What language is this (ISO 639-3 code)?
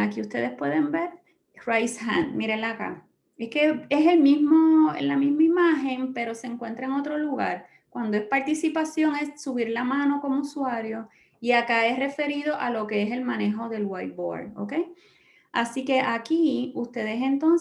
spa